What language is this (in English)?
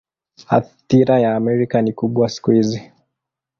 Swahili